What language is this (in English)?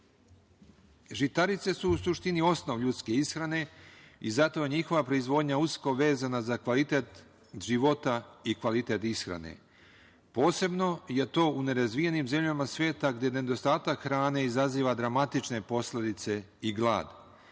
Serbian